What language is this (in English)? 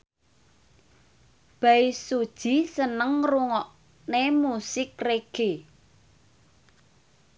Javanese